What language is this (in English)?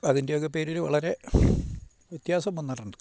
Malayalam